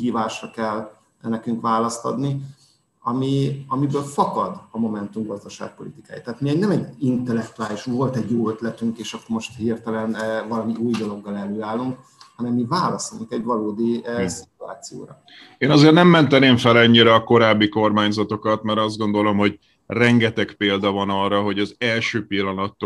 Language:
Hungarian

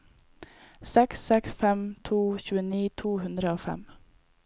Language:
Norwegian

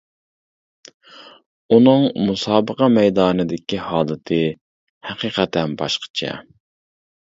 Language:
Uyghur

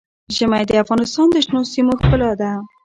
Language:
Pashto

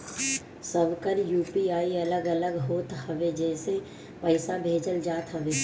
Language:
Bhojpuri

